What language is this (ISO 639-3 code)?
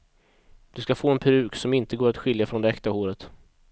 swe